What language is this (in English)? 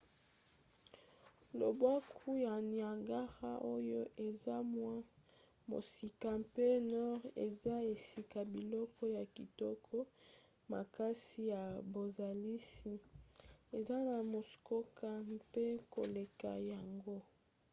Lingala